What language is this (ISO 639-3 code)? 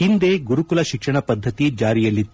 kan